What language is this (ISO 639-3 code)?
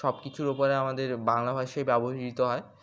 ben